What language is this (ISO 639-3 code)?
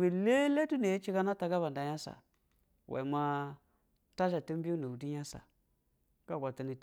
bzw